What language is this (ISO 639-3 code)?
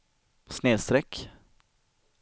swe